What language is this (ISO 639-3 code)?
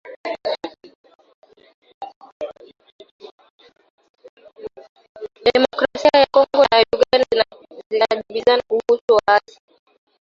swa